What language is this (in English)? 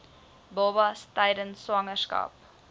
Afrikaans